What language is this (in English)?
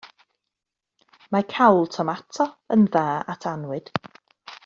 Welsh